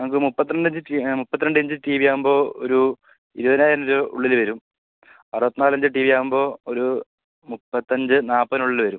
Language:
Malayalam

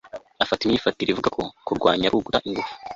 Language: Kinyarwanda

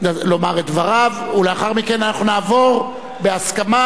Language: Hebrew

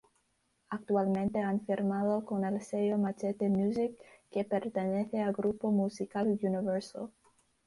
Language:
Spanish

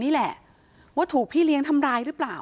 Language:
Thai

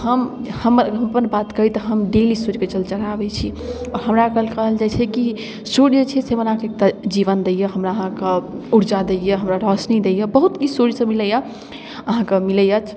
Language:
Maithili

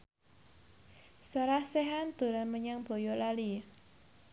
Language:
Javanese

